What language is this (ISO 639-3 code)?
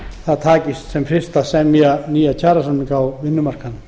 isl